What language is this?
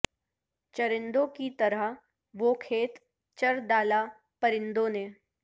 Urdu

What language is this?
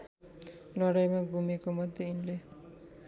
Nepali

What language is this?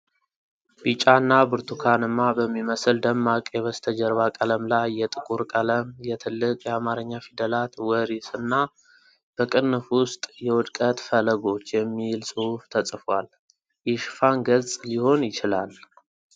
Amharic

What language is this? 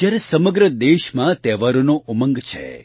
Gujarati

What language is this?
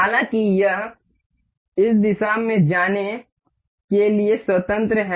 Hindi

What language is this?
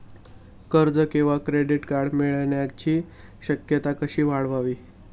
Marathi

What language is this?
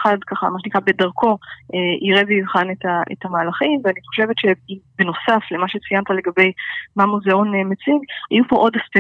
Hebrew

